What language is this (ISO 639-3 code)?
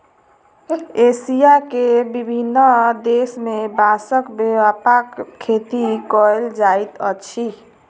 mai